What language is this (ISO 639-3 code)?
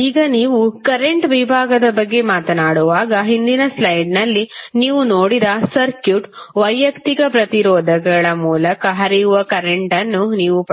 kan